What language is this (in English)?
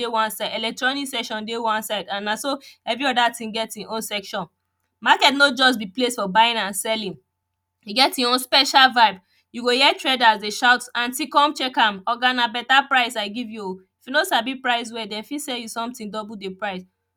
Nigerian Pidgin